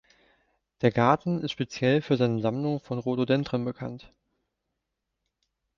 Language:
German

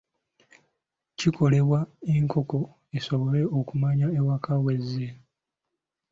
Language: Ganda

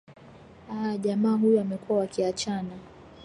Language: Swahili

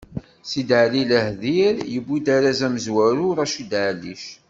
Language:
Kabyle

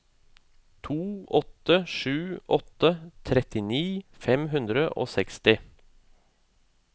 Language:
Norwegian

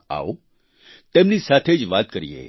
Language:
Gujarati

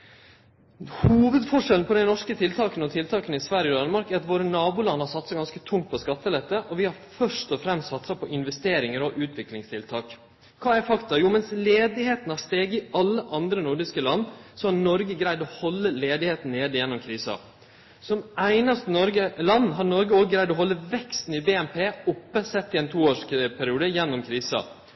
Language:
Norwegian Nynorsk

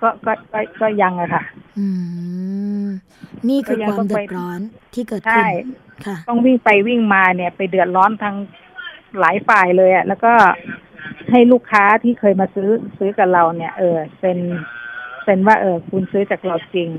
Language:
Thai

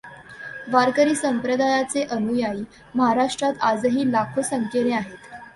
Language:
Marathi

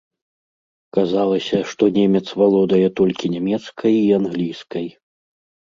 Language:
Belarusian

